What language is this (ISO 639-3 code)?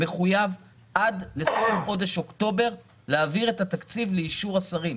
heb